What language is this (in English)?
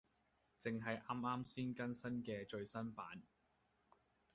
Cantonese